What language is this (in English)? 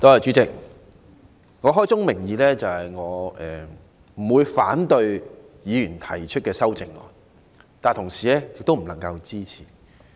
Cantonese